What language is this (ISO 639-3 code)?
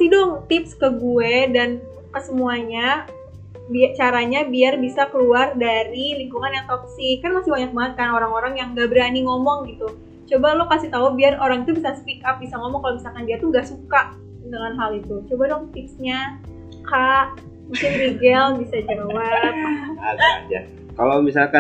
ind